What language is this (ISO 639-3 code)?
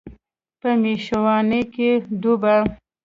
pus